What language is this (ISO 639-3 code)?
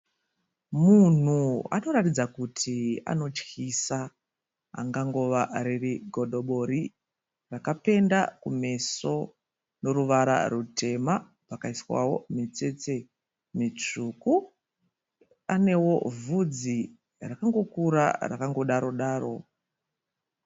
sna